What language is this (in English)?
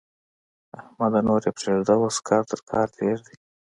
Pashto